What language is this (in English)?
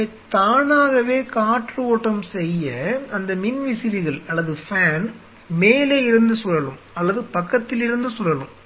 Tamil